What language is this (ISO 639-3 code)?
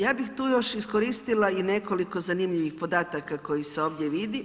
hrv